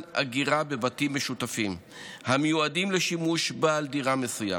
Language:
Hebrew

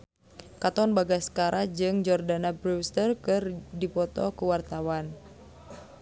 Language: Sundanese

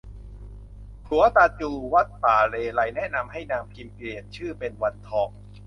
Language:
Thai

